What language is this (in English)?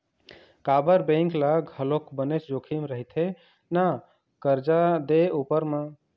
Chhattisgarhi